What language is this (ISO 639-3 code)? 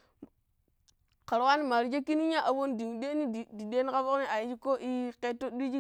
pip